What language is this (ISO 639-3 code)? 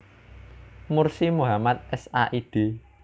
jav